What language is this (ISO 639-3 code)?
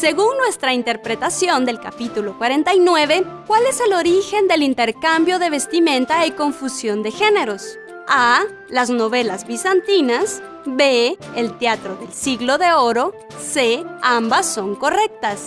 spa